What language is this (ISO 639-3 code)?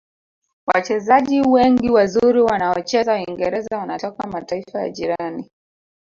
swa